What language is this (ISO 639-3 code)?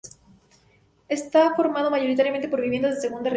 spa